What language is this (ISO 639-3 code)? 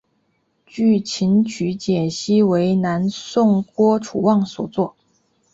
zho